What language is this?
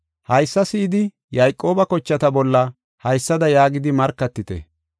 Gofa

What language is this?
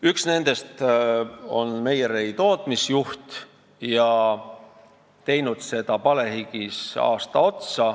Estonian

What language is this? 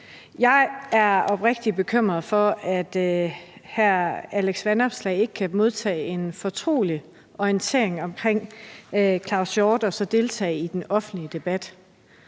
Danish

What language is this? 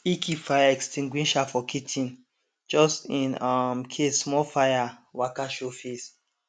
Nigerian Pidgin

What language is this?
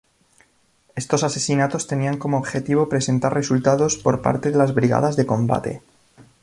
Spanish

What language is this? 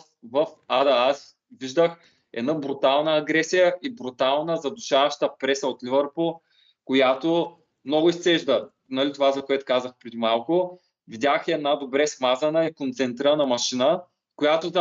Bulgarian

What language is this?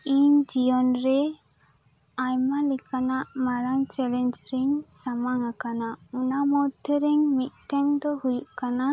Santali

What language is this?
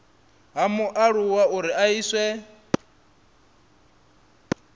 Venda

